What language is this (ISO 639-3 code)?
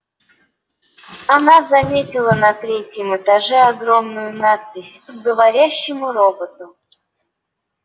rus